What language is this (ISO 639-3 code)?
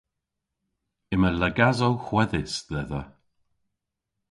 cor